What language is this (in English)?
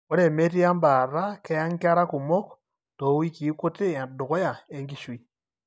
Masai